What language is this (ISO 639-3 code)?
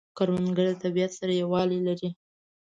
pus